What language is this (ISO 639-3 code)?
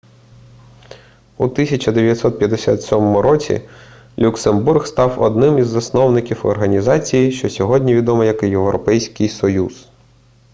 ukr